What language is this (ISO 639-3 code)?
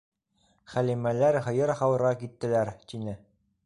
bak